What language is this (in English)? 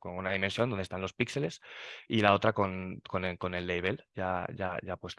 Spanish